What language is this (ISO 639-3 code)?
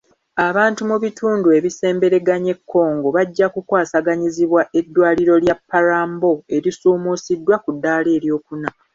lug